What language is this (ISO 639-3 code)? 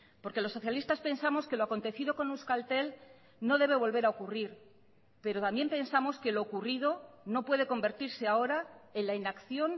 spa